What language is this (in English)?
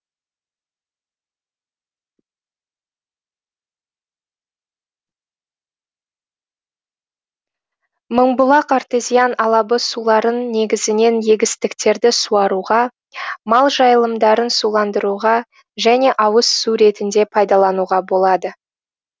Kazakh